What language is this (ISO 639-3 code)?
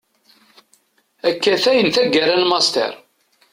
kab